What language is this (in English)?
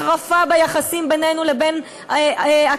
Hebrew